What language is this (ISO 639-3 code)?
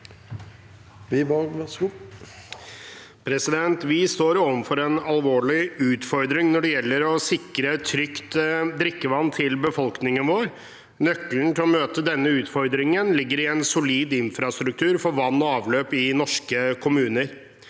nor